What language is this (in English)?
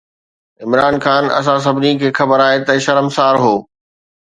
Sindhi